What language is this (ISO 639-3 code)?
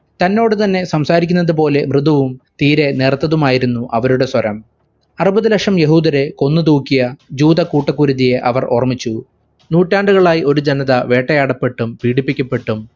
mal